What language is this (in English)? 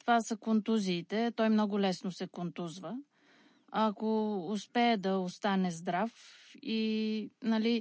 Bulgarian